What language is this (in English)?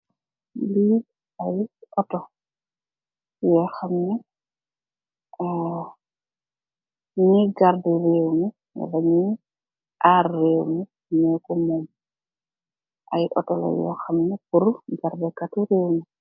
Wolof